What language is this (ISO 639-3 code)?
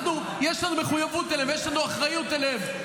heb